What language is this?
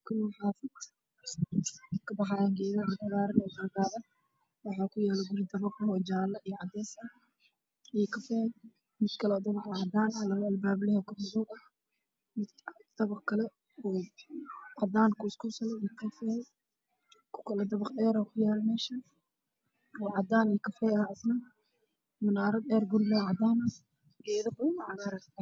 Somali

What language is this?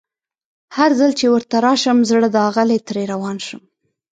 Pashto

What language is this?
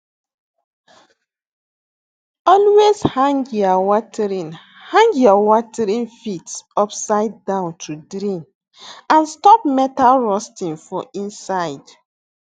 Nigerian Pidgin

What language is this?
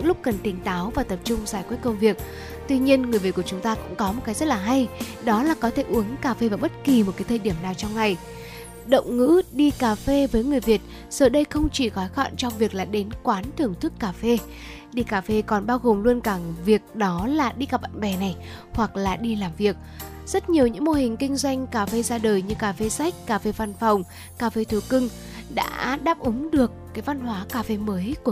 Vietnamese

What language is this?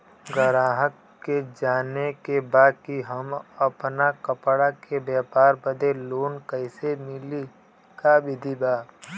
Bhojpuri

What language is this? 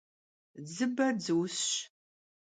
Kabardian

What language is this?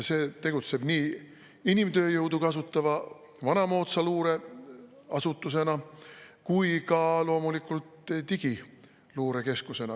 Estonian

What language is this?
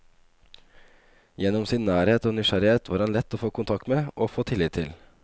Norwegian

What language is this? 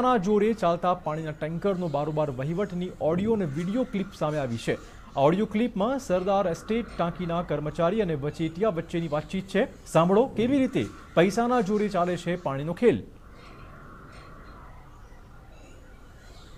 Hindi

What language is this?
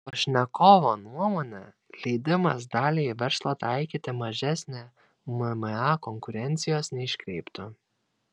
Lithuanian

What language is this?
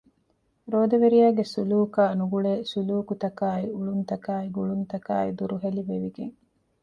Divehi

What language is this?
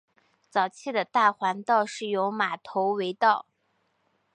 Chinese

